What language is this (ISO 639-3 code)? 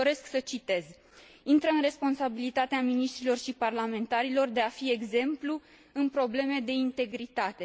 ron